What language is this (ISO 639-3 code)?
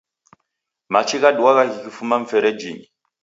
dav